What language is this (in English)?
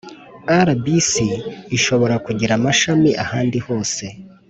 Kinyarwanda